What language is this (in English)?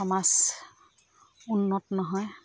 Assamese